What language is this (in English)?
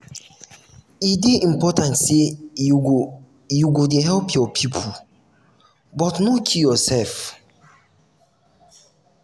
Nigerian Pidgin